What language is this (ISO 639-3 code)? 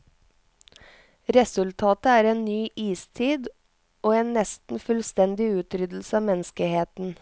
nor